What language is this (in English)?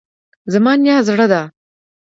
Pashto